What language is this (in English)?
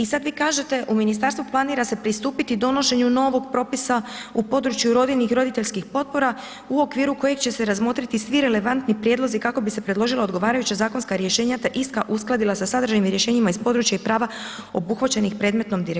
Croatian